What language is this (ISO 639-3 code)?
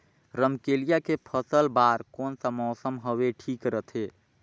hne